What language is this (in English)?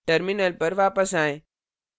Hindi